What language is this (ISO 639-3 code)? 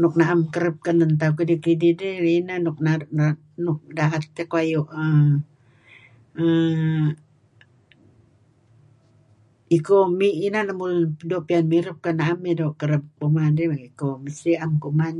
kzi